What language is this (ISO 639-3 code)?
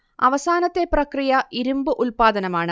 mal